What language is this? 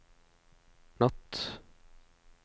Norwegian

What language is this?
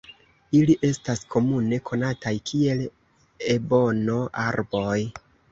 Esperanto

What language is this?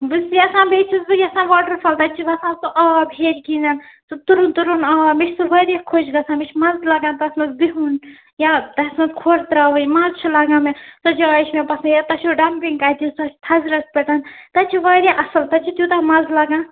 Kashmiri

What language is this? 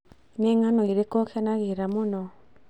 Kikuyu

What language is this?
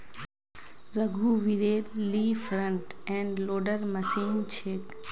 Magahi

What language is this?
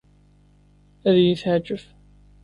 Kabyle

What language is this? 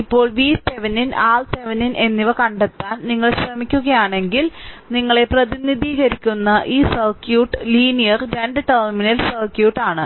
Malayalam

